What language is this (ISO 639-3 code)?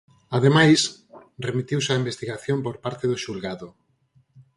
glg